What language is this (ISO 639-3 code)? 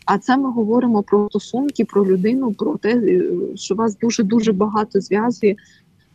ukr